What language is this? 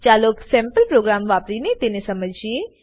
Gujarati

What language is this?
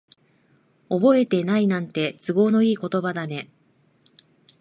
Japanese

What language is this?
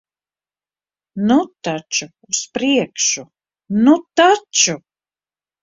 Latvian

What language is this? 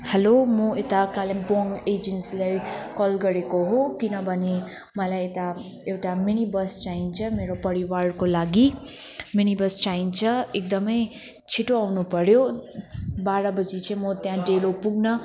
Nepali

